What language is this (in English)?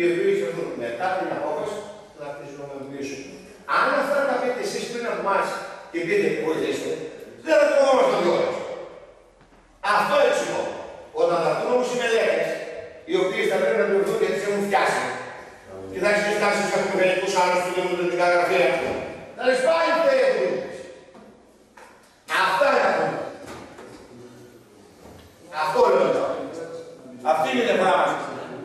Greek